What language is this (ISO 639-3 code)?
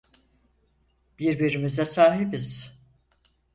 tur